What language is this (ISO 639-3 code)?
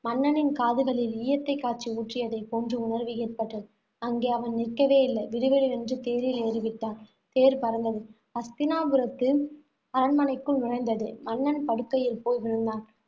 tam